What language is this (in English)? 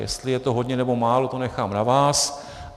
Czech